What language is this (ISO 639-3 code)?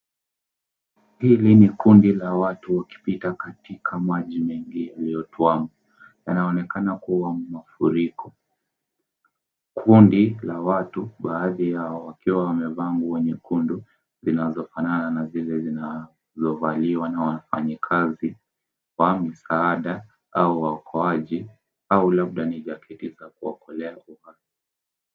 swa